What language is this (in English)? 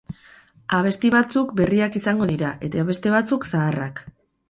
Basque